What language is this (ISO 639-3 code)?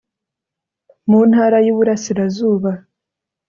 kin